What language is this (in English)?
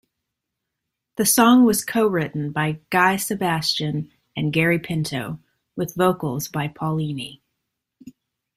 English